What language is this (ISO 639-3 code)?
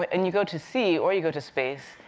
eng